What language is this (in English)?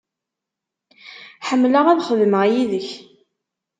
Kabyle